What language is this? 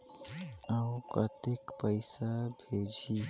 Chhattisgarhi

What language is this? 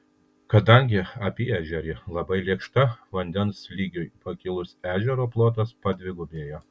Lithuanian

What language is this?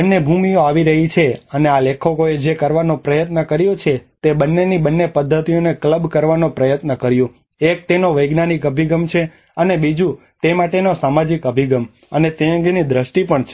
Gujarati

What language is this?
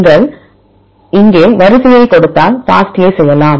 Tamil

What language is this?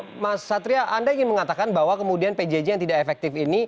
Indonesian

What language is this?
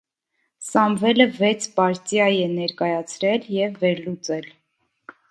Armenian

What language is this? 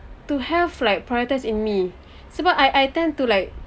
English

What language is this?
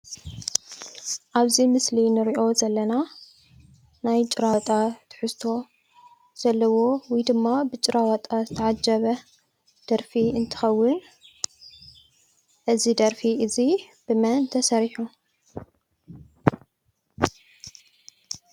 Tigrinya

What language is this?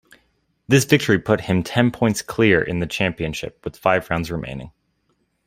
English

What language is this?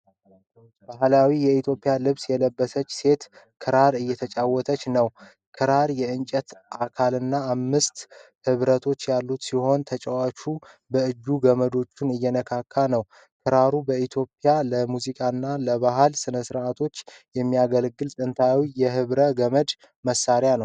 Amharic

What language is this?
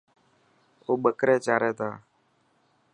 Dhatki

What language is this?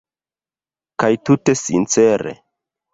Esperanto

